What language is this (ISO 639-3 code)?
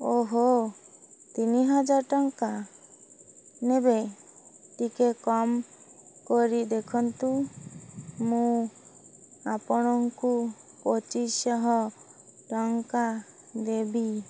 ori